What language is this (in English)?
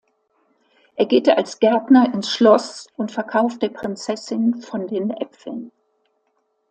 German